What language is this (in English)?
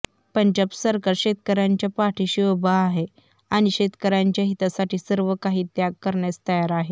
Marathi